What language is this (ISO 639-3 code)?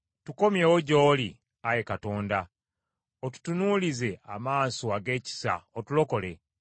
lug